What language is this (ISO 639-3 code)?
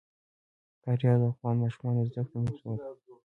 pus